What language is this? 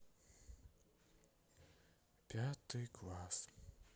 Russian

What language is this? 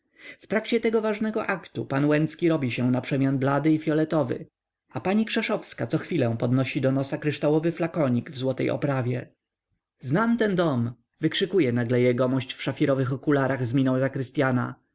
Polish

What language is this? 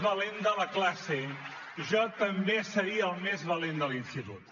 Catalan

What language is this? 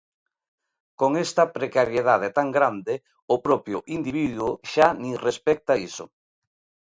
Galician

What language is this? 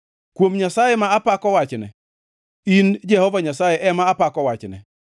Luo (Kenya and Tanzania)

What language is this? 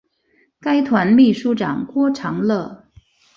Chinese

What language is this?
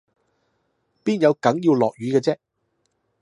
Cantonese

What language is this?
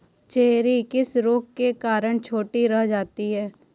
Hindi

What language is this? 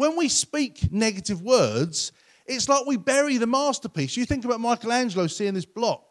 English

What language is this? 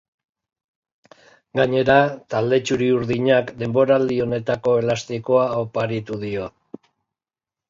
Basque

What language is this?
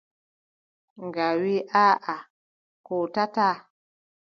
Adamawa Fulfulde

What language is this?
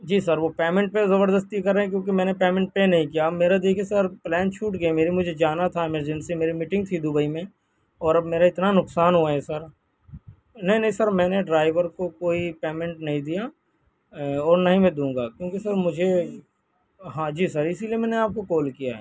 Urdu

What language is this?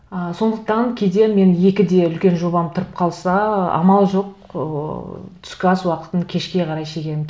Kazakh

